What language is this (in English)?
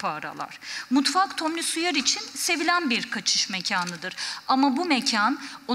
Turkish